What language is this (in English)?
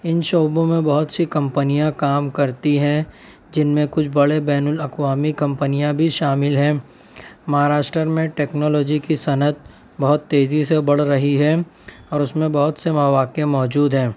Urdu